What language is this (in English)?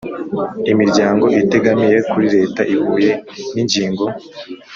Kinyarwanda